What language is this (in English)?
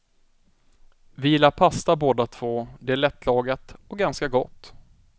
Swedish